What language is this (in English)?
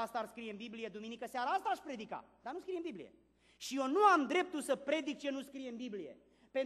Romanian